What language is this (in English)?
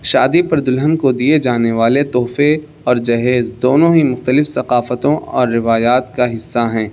Urdu